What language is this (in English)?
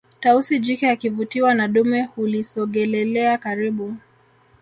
Swahili